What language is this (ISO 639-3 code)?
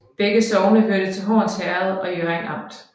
dan